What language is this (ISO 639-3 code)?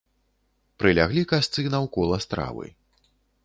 bel